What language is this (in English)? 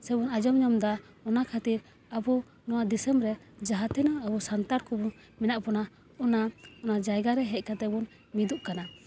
Santali